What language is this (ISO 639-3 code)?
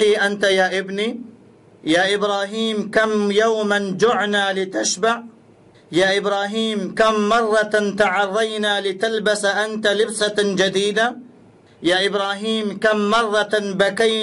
ara